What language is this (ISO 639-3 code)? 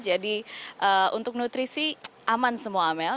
ind